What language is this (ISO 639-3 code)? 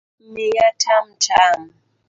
luo